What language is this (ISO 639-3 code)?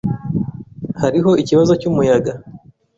kin